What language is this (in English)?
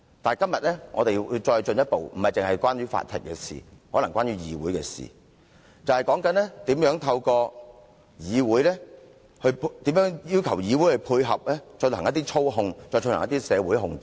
Cantonese